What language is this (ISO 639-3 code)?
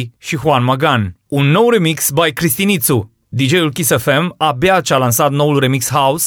ron